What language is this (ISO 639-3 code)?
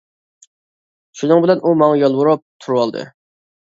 uig